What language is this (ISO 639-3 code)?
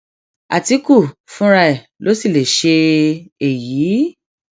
yor